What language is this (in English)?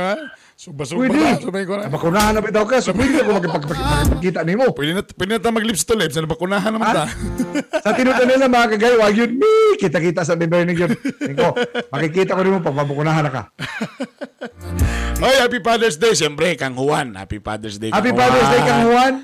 Filipino